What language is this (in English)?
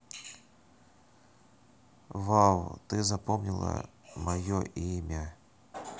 Russian